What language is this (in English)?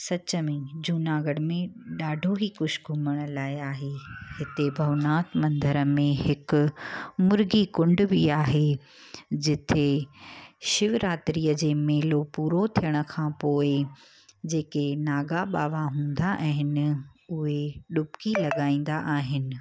Sindhi